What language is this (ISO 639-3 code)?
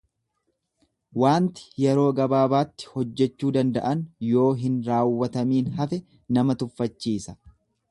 orm